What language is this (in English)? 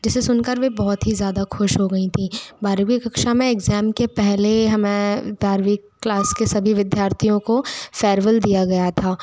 Hindi